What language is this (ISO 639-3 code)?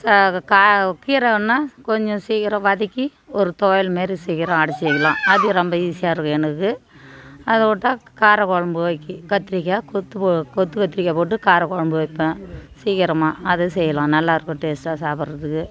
tam